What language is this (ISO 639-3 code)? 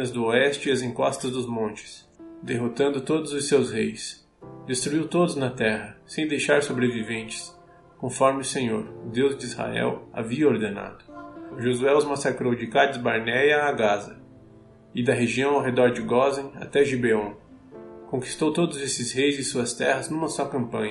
por